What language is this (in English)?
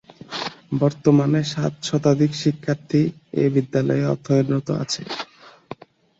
Bangla